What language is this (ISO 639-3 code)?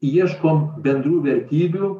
lit